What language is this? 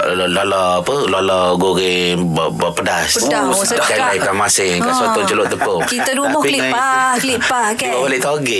Malay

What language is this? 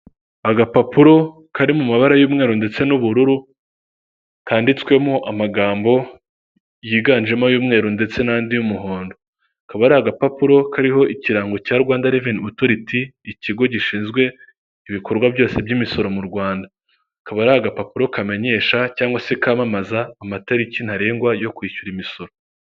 Kinyarwanda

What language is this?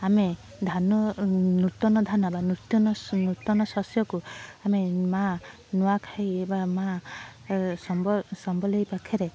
Odia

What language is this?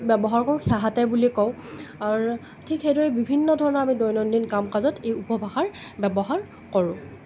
Assamese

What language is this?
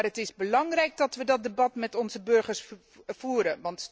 Dutch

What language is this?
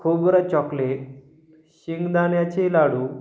Marathi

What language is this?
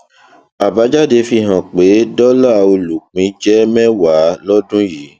Yoruba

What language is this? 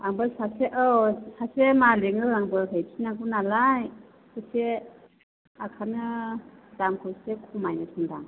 Bodo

